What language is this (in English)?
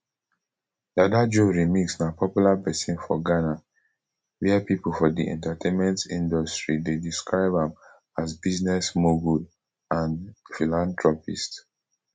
Nigerian Pidgin